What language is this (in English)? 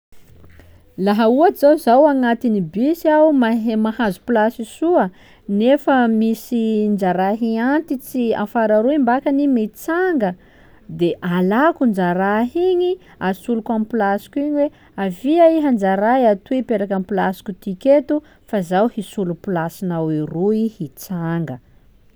Sakalava Malagasy